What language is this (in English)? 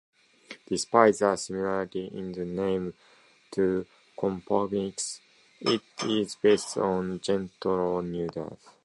English